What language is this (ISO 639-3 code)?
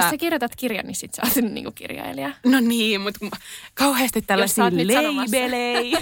fin